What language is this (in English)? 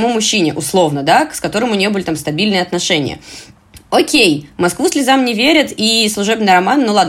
Russian